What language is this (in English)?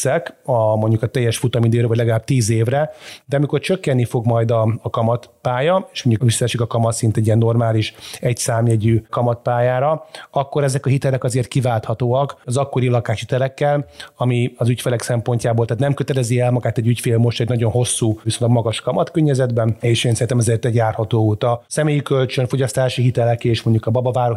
Hungarian